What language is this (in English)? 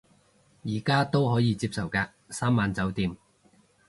Cantonese